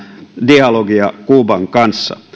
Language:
Finnish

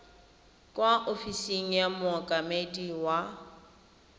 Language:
Tswana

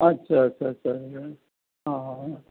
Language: Assamese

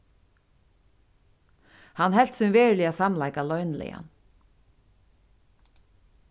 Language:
Faroese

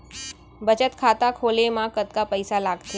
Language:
Chhattisgarhi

